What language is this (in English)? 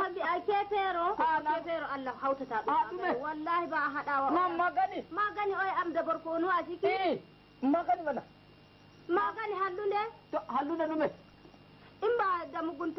Arabic